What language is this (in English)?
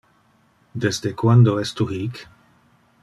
Interlingua